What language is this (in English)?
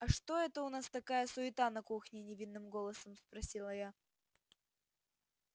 Russian